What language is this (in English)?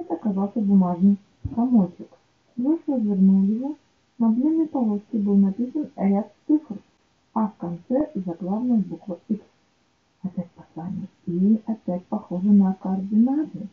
Russian